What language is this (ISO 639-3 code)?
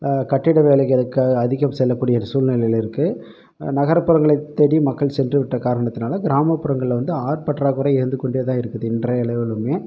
tam